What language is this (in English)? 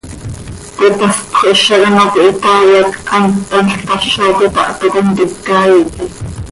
Seri